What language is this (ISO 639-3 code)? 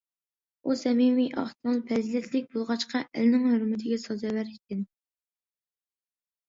uig